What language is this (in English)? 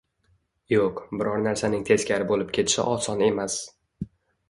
Uzbek